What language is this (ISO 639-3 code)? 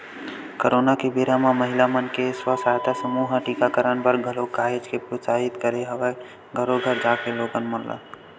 hne